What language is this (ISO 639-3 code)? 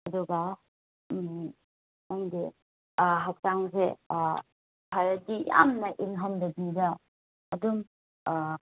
mni